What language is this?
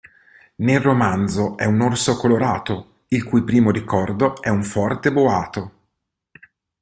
Italian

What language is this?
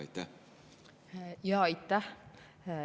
Estonian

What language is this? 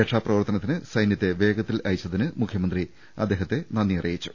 Malayalam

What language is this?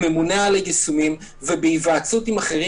Hebrew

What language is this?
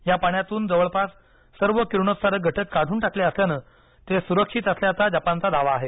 Marathi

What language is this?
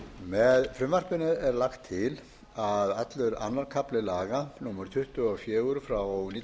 Icelandic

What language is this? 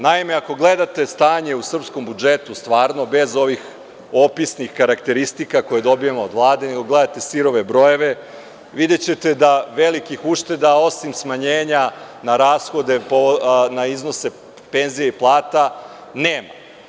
Serbian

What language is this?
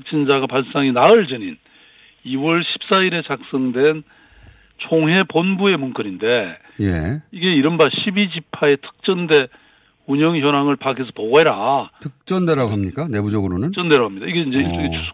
Korean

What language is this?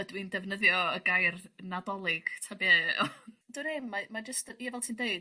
Welsh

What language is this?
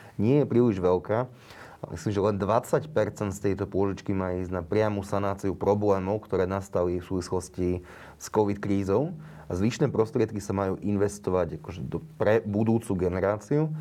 Slovak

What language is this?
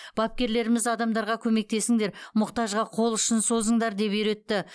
Kazakh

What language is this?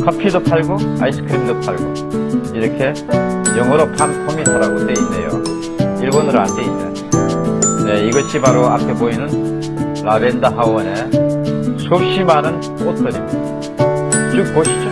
Korean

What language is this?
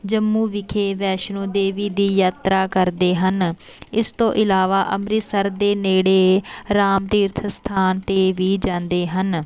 Punjabi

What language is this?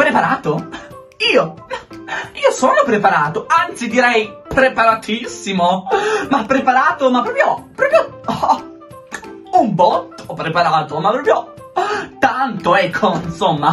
Italian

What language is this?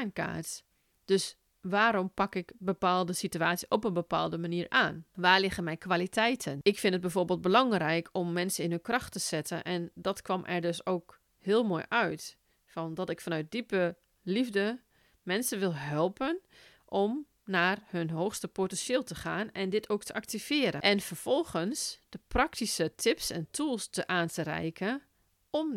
Dutch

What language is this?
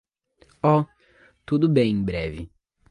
Portuguese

